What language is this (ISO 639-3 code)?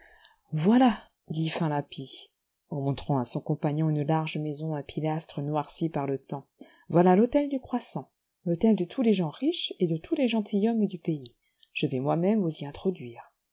fra